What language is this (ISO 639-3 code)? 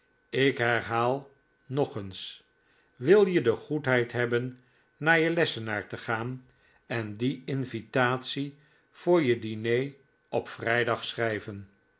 nld